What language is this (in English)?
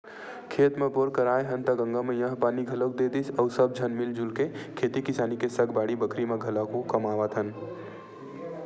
Chhattisgarhi